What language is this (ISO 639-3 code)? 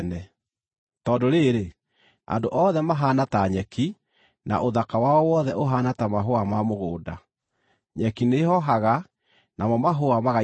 kik